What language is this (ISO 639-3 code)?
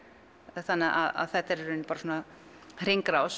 isl